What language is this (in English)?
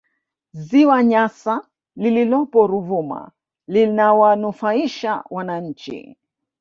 Swahili